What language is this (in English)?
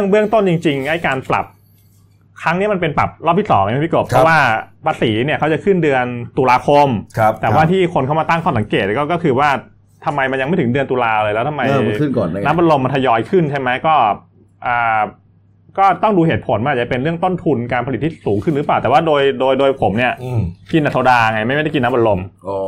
Thai